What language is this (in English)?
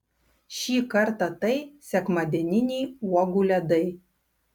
Lithuanian